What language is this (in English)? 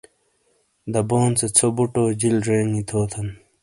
Shina